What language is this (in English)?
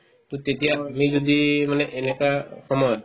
Assamese